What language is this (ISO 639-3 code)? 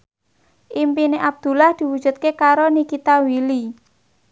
jav